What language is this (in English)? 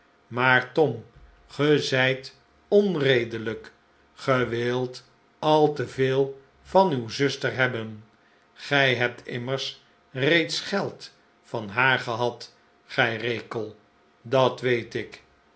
Dutch